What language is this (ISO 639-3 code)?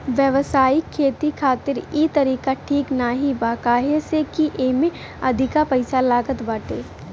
bho